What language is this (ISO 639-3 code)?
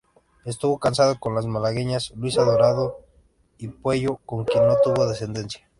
spa